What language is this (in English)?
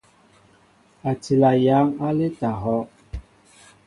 Mbo (Cameroon)